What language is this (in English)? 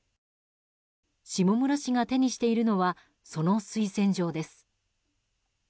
Japanese